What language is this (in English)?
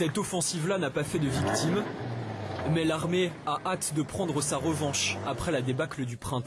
French